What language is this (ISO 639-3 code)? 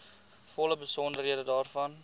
afr